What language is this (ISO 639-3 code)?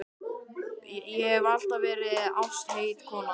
isl